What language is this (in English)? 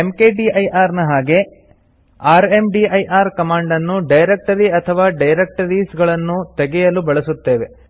Kannada